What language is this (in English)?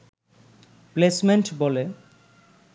Bangla